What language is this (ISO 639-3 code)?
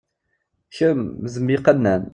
kab